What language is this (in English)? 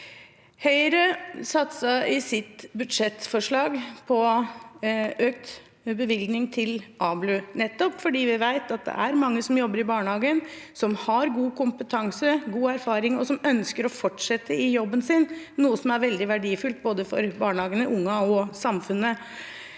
Norwegian